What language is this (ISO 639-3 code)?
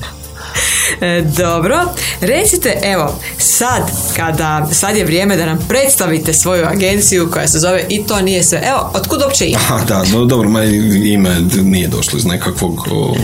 hrv